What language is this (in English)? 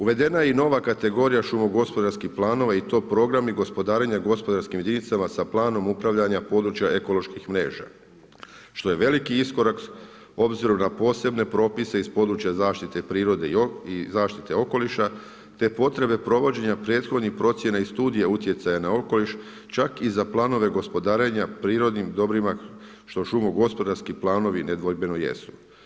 Croatian